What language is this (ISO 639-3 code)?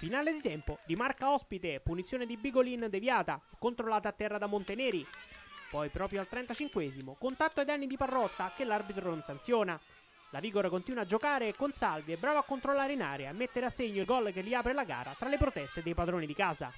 ita